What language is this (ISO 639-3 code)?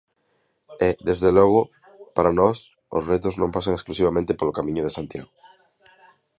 glg